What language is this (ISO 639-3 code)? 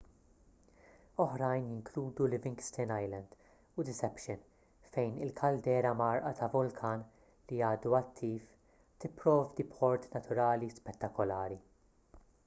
mlt